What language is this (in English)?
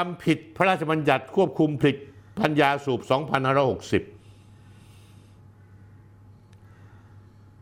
Thai